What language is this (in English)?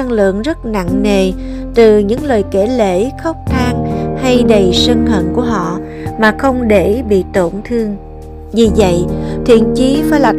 Vietnamese